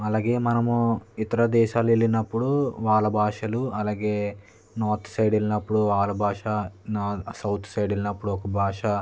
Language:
Telugu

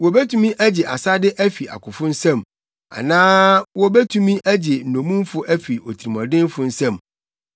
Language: Akan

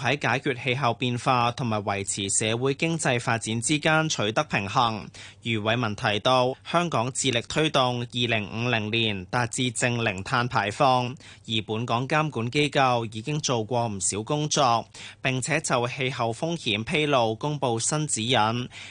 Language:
Chinese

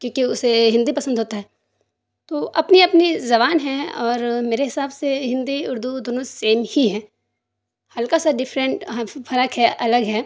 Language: Urdu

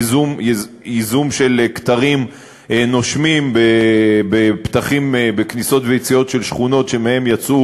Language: Hebrew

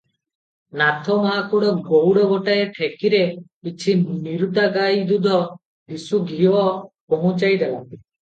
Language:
Odia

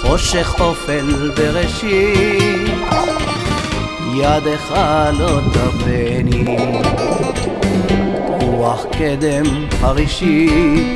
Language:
Hebrew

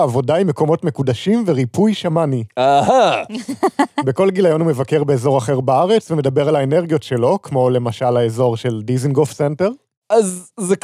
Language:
Hebrew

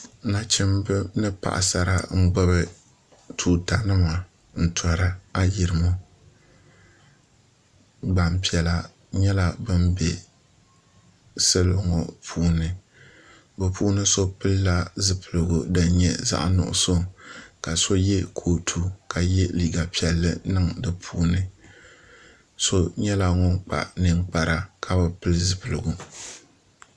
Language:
Dagbani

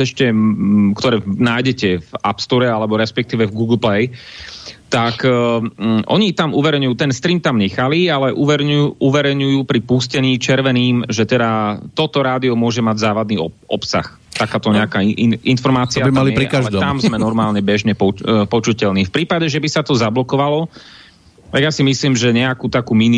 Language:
Slovak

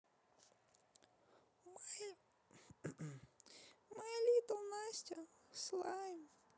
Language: Russian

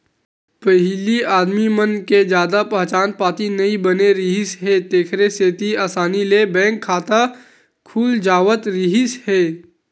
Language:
Chhattisgarhi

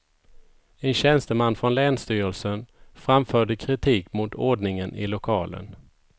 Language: Swedish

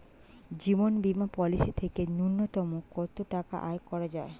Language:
Bangla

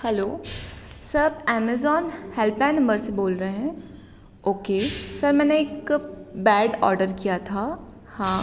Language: Hindi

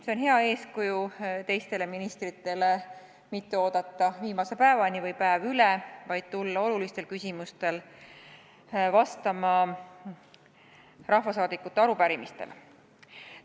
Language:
Estonian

